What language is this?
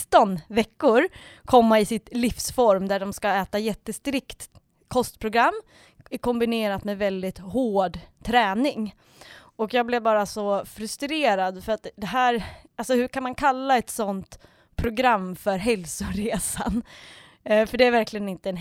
Swedish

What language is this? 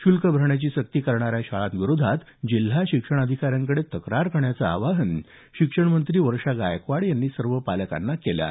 Marathi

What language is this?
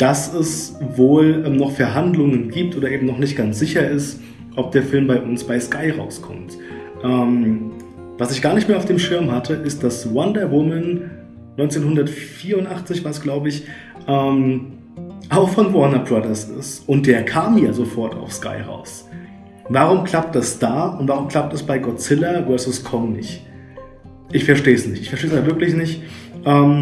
German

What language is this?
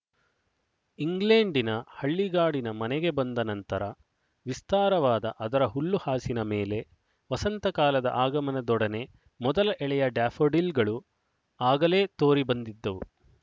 Kannada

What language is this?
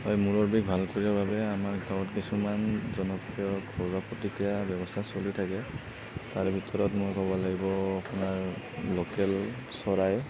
Assamese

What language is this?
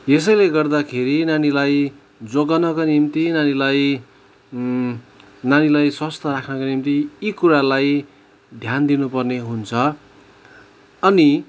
Nepali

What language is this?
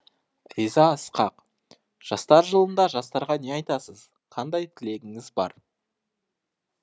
Kazakh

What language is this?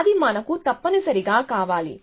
Telugu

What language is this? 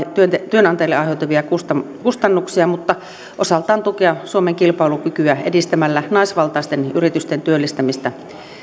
Finnish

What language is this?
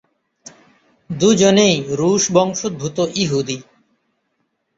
Bangla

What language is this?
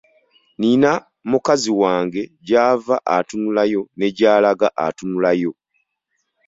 Ganda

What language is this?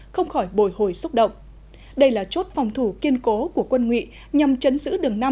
Vietnamese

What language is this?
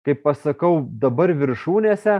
Lithuanian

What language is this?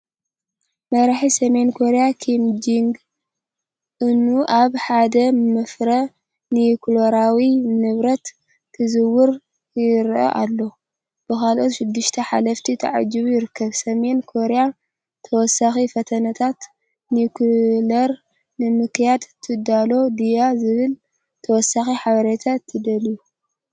Tigrinya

